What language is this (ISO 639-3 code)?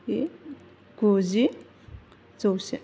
brx